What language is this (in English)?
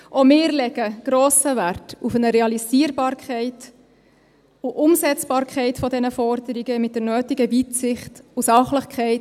Swiss German